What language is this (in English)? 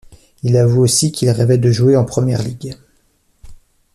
French